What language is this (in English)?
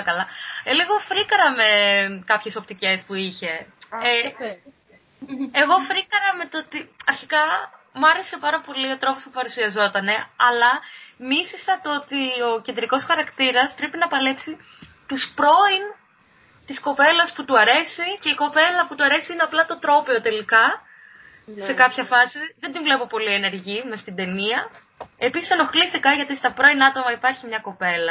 Greek